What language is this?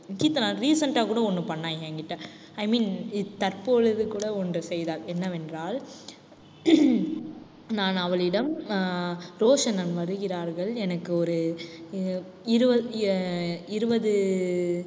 Tamil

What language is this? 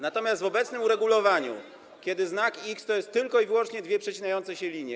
Polish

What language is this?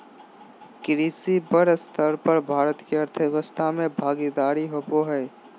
Magahi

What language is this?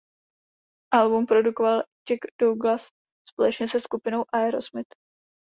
Czech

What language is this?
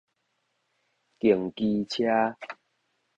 Min Nan Chinese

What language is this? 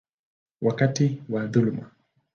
Swahili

